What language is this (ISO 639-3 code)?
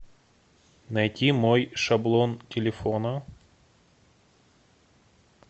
rus